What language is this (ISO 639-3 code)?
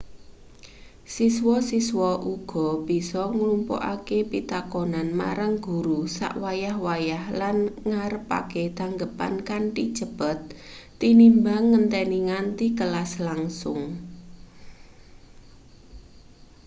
jav